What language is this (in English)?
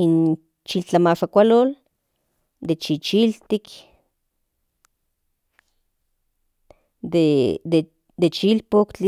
Central Nahuatl